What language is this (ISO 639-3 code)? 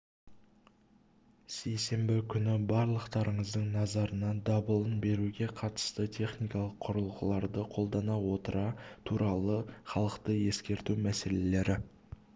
kaz